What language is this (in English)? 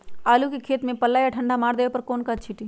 Magahi